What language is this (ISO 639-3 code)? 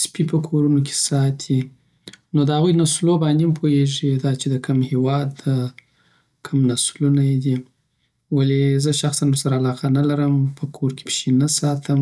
pbt